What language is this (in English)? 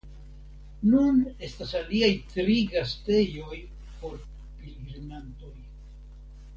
Esperanto